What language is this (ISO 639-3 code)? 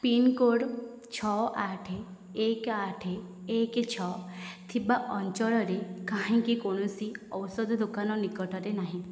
ori